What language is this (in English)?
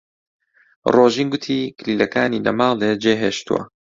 Central Kurdish